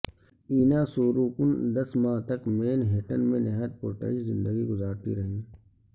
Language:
Urdu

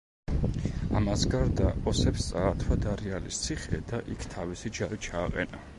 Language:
Georgian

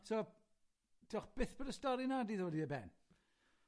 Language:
Welsh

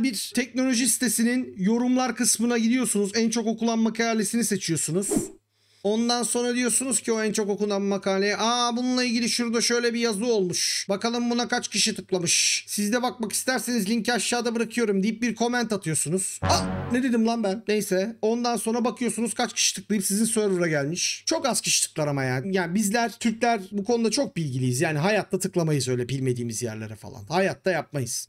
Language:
Turkish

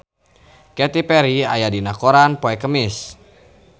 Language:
Sundanese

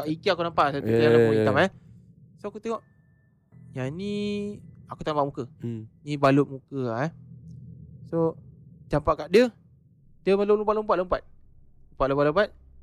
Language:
Malay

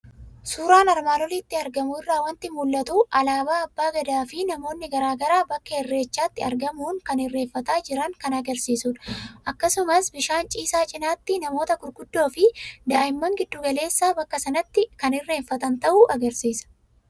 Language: Oromo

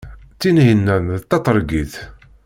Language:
Kabyle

